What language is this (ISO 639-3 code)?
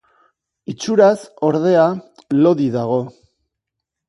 eus